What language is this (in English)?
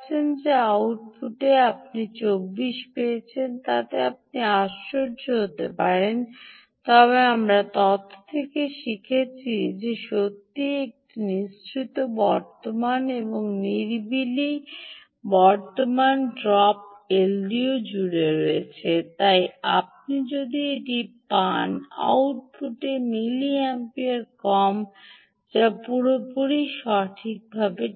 Bangla